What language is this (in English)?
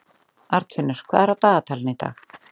Icelandic